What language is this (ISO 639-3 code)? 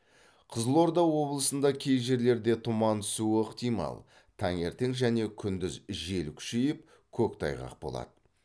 kaz